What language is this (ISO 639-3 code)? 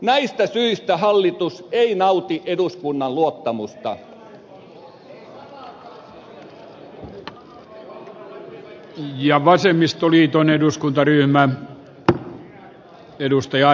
fin